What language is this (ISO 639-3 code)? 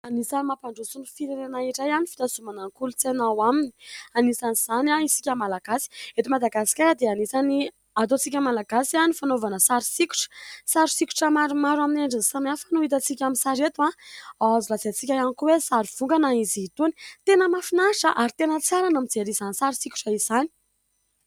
mlg